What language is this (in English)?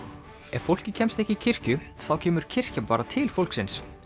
Icelandic